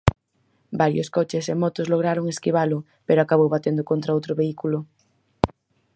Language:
Galician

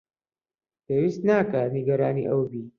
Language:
Central Kurdish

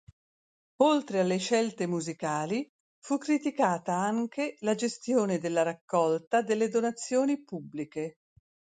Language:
Italian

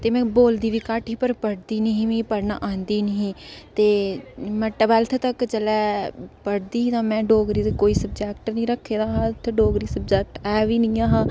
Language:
Dogri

